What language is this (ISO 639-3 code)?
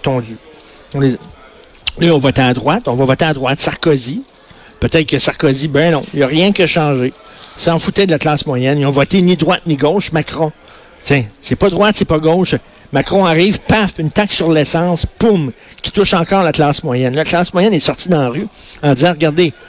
fra